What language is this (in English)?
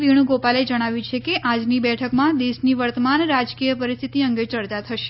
Gujarati